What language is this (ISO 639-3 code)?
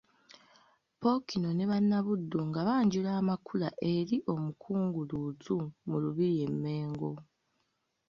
lug